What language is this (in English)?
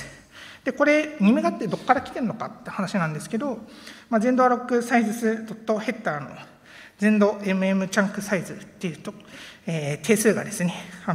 Japanese